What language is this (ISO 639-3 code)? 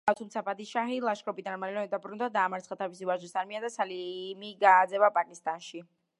kat